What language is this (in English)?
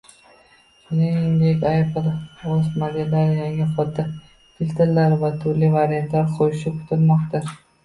Uzbek